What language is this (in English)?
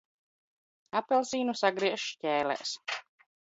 Latvian